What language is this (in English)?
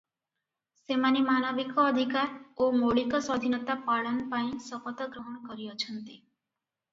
Odia